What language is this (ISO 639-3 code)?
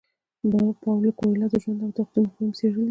pus